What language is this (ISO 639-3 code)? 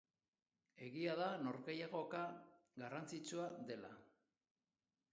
eus